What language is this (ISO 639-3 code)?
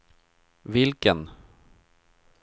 swe